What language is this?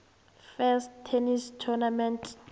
South Ndebele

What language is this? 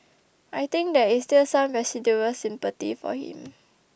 English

